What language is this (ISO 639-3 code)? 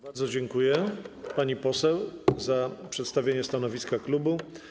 pol